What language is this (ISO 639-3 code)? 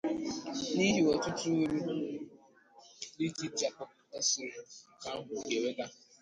ibo